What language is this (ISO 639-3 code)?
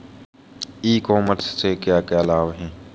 hin